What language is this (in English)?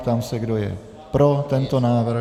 Czech